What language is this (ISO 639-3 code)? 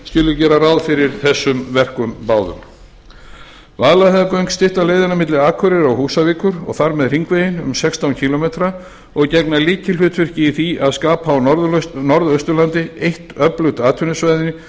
isl